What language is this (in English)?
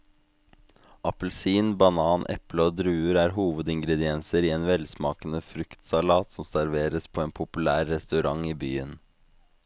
Norwegian